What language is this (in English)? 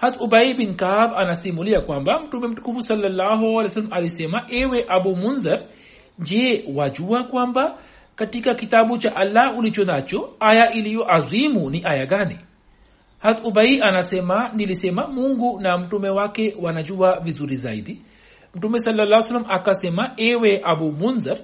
Swahili